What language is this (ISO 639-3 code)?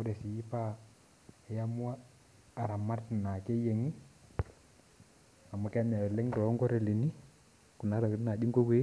mas